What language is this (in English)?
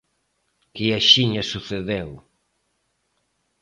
Galician